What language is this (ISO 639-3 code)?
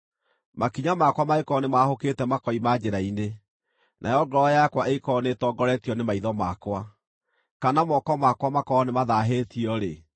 kik